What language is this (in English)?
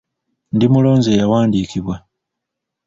Ganda